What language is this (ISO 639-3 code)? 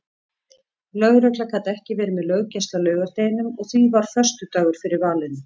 isl